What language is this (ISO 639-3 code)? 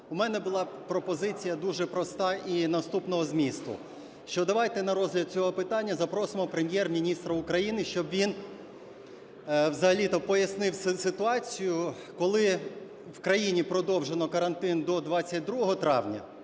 ukr